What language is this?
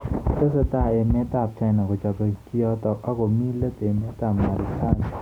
Kalenjin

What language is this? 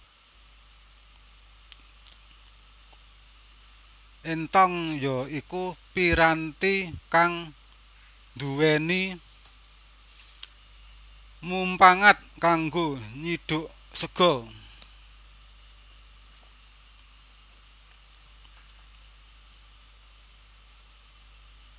Javanese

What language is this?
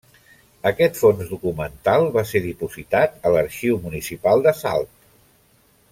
Catalan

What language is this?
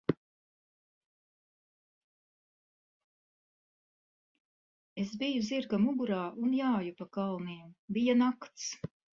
Latvian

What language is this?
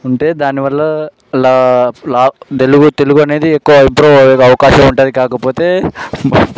Telugu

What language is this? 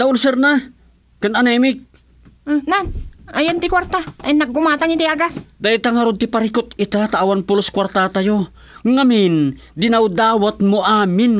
Filipino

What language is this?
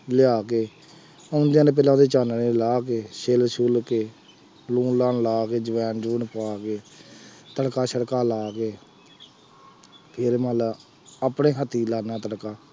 Punjabi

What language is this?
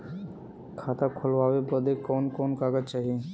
Bhojpuri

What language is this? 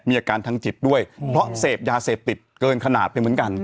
Thai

